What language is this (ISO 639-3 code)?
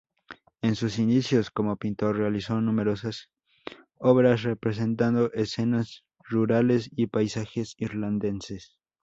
spa